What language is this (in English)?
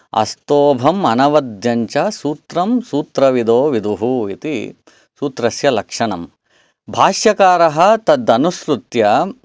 Sanskrit